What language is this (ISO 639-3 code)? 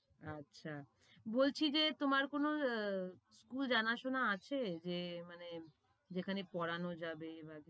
ben